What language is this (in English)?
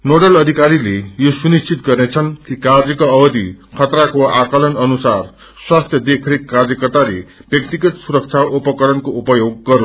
Nepali